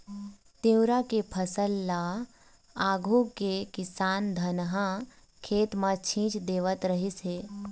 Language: Chhattisgarhi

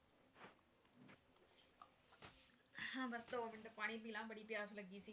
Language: Punjabi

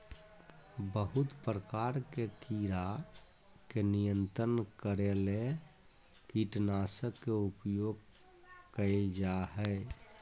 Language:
Magahi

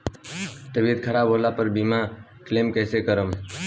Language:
Bhojpuri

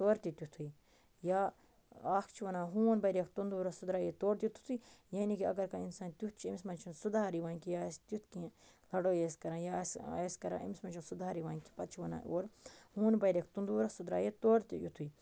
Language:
Kashmiri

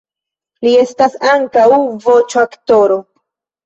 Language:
Esperanto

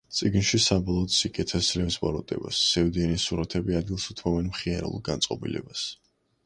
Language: Georgian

